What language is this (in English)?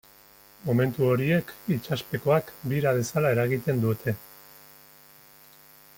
Basque